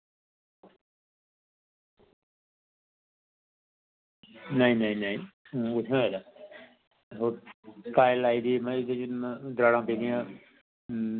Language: Dogri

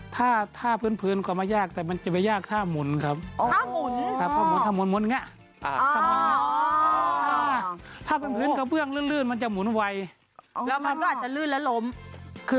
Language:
Thai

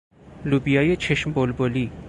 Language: Persian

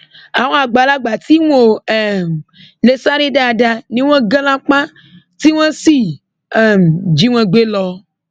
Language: Yoruba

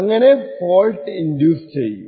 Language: Malayalam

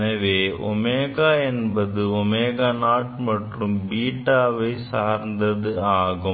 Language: Tamil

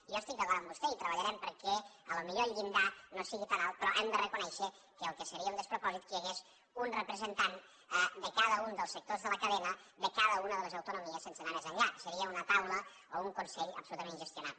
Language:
Catalan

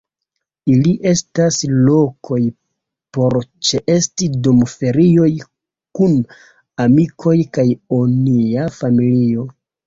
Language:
Esperanto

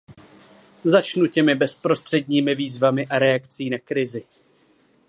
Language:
Czech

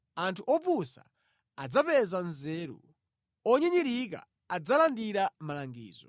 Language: Nyanja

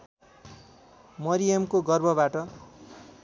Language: Nepali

